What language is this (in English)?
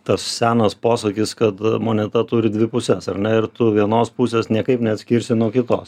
Lithuanian